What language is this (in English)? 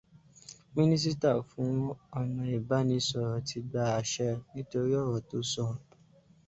Yoruba